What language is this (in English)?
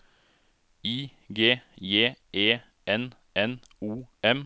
Norwegian